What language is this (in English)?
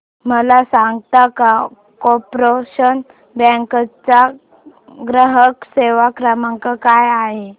Marathi